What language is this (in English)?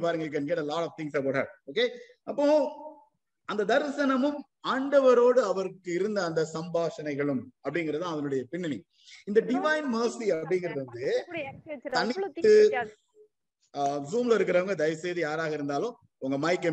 Tamil